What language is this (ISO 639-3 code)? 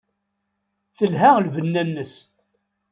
kab